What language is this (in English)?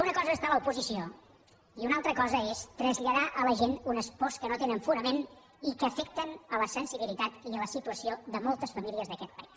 Catalan